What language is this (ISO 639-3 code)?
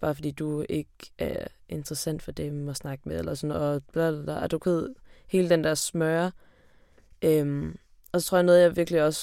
dan